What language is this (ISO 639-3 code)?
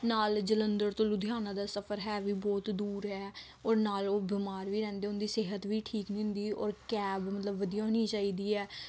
pan